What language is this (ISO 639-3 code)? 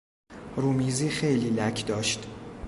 fas